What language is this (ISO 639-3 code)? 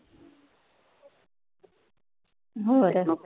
pan